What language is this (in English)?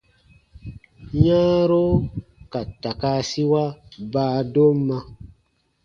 Baatonum